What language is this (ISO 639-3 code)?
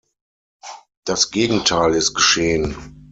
deu